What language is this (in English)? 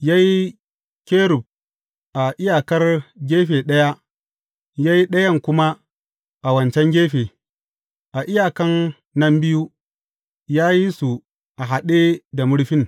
Hausa